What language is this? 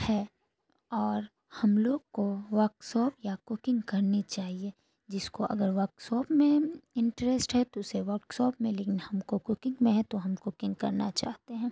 Urdu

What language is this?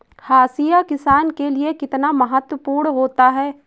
Hindi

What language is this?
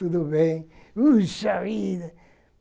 Portuguese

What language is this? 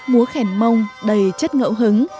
Vietnamese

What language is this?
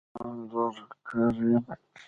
Pashto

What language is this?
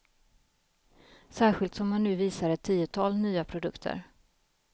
Swedish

